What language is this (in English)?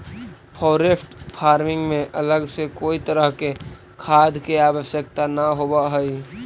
Magahi